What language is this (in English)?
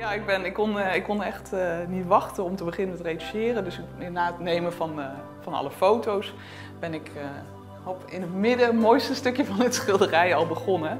Dutch